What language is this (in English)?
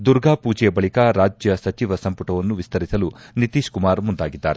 Kannada